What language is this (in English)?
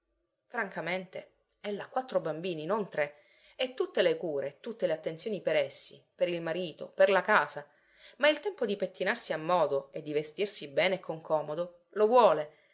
Italian